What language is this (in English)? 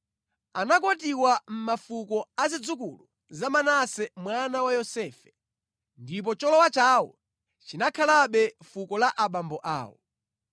Nyanja